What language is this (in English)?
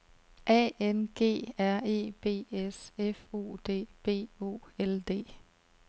Danish